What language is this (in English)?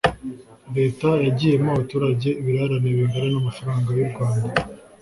Kinyarwanda